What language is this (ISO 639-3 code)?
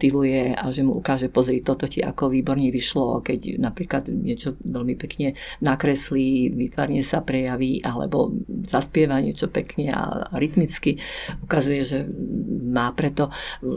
slk